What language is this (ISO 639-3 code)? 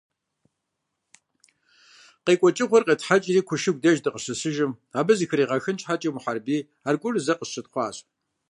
kbd